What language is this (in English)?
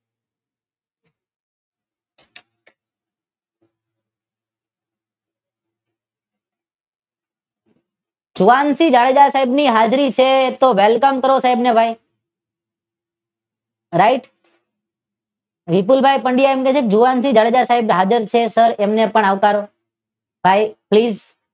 Gujarati